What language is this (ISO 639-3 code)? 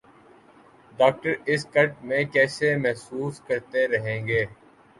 urd